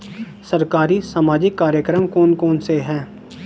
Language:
Hindi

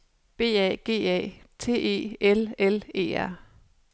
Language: Danish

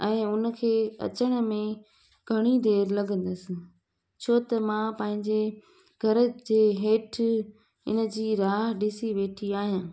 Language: Sindhi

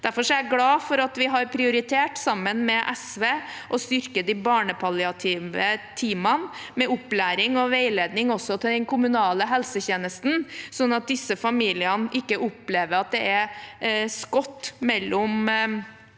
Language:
Norwegian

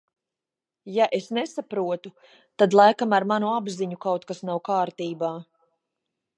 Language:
Latvian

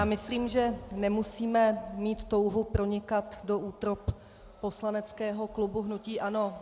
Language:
Czech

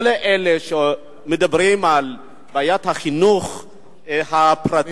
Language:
Hebrew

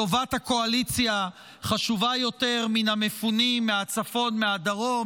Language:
Hebrew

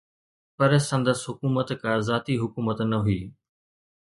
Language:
Sindhi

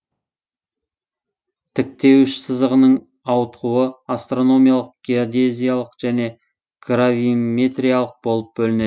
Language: Kazakh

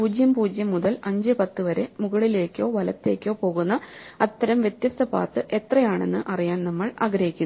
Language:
Malayalam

